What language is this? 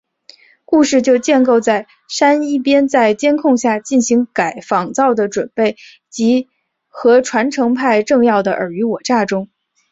Chinese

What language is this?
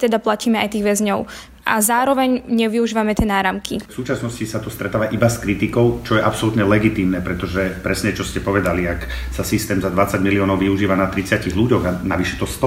Slovak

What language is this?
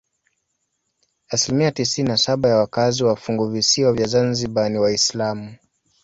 Swahili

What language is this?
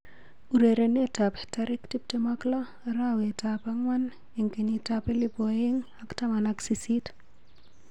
Kalenjin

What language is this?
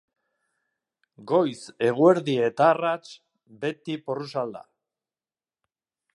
Basque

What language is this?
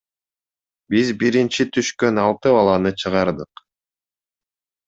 Kyrgyz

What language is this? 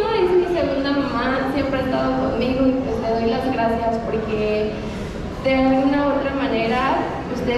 Spanish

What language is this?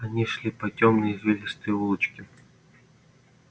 Russian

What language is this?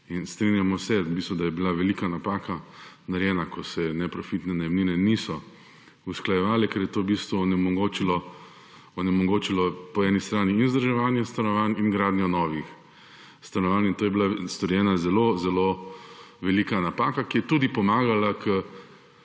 Slovenian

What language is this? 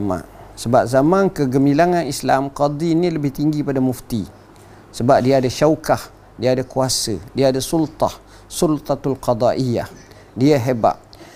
Malay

